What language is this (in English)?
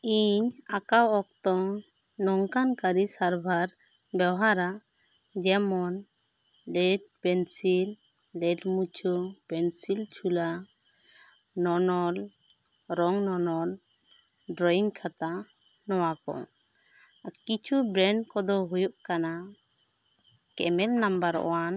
Santali